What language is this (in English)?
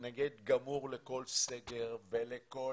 Hebrew